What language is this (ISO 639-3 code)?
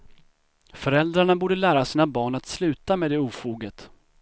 swe